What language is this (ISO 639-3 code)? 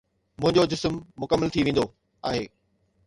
snd